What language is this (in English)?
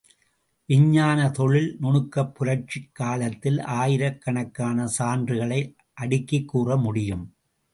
Tamil